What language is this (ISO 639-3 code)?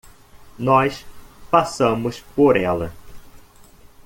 por